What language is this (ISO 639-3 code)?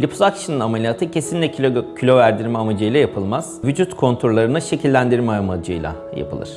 tur